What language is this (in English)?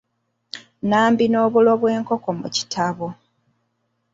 Ganda